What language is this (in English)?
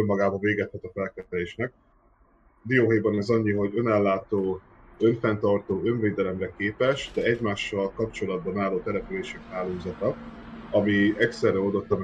Hungarian